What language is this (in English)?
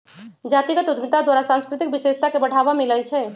Magahi